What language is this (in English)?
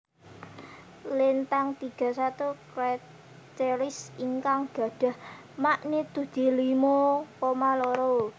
Javanese